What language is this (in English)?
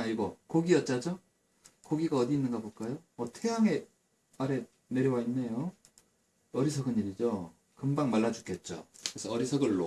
Korean